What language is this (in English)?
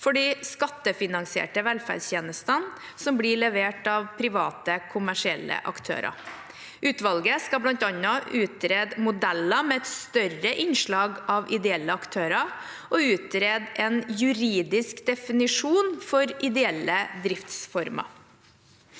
Norwegian